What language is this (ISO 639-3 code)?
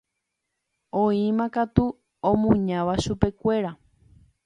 grn